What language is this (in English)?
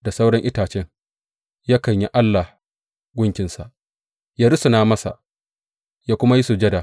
Hausa